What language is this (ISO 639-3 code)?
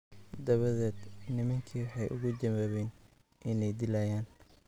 som